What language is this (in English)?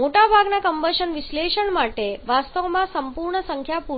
Gujarati